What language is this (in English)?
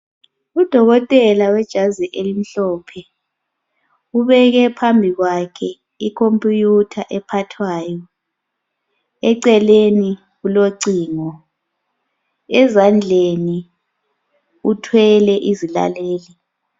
North Ndebele